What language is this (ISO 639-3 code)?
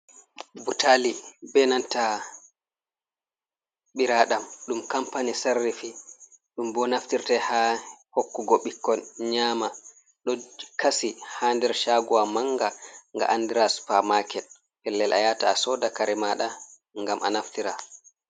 ful